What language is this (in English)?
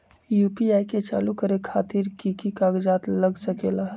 Magahi